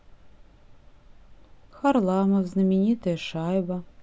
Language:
Russian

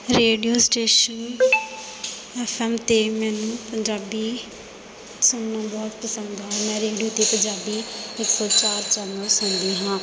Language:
Punjabi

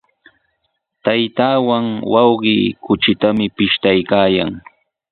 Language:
Sihuas Ancash Quechua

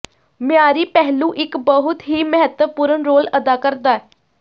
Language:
Punjabi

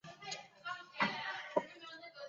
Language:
Chinese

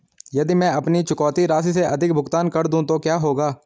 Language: Hindi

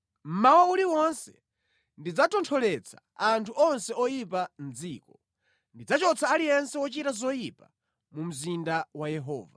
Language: Nyanja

